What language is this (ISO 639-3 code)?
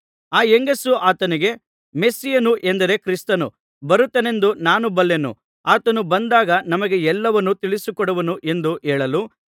kan